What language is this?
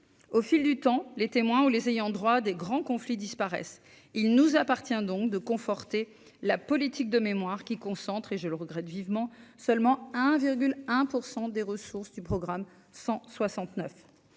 French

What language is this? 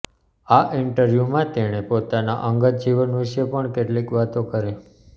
Gujarati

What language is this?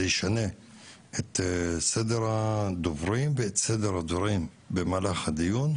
Hebrew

